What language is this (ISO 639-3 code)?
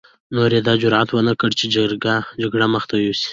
pus